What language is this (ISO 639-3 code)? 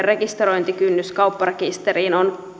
fin